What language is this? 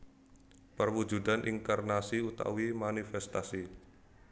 Javanese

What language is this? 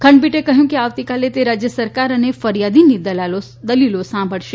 Gujarati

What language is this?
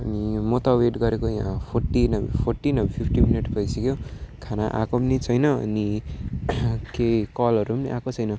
Nepali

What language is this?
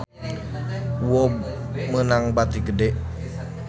Sundanese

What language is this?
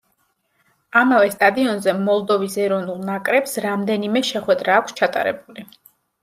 Georgian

